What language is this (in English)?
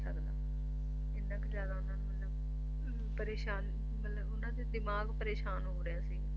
Punjabi